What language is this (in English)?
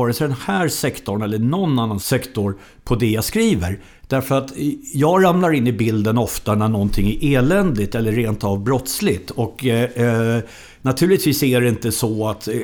Swedish